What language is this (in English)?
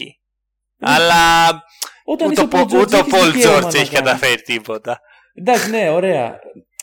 Greek